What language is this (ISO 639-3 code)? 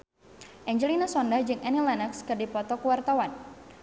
sun